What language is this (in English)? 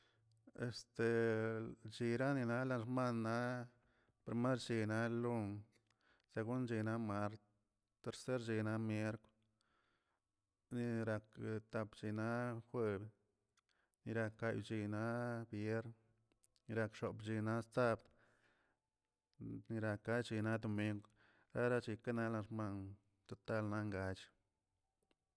Tilquiapan Zapotec